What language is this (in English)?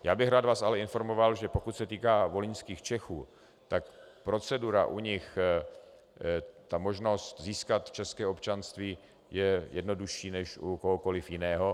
Czech